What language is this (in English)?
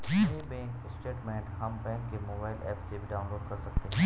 Hindi